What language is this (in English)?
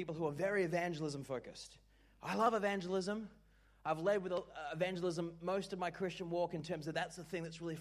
English